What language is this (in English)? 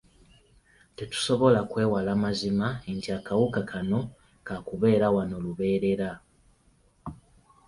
Ganda